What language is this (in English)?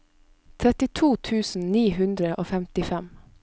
Norwegian